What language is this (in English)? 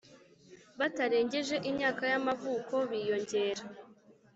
Kinyarwanda